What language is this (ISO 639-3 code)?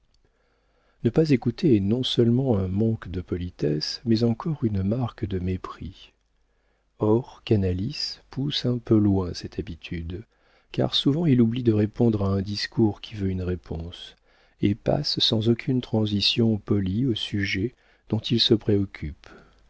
fra